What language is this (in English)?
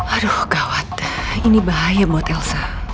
Indonesian